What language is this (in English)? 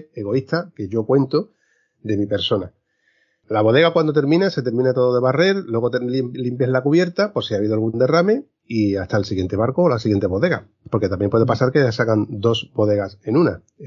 Spanish